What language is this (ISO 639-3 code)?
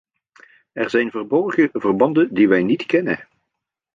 nld